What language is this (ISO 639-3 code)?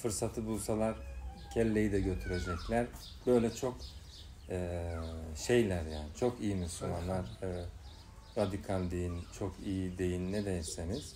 tur